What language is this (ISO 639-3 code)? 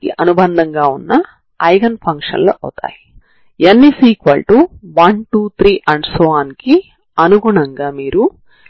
tel